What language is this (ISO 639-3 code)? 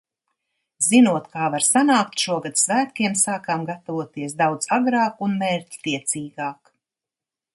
lav